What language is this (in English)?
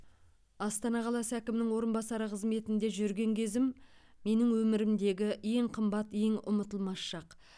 Kazakh